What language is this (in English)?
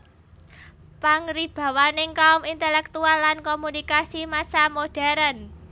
Javanese